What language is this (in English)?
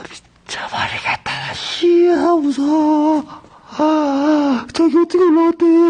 Korean